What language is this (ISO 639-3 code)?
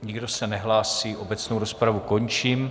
ces